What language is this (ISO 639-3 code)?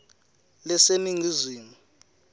ssw